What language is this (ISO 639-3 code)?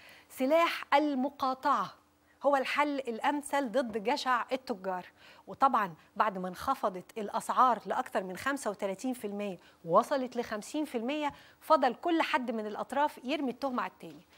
ara